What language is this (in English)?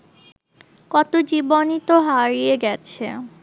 Bangla